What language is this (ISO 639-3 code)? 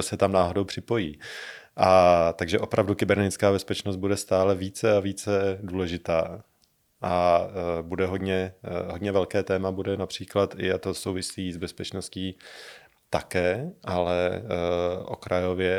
ces